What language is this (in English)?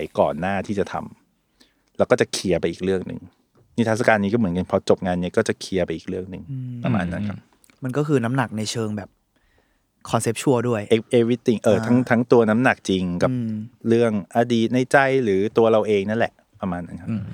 Thai